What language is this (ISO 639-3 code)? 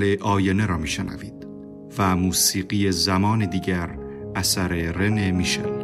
fas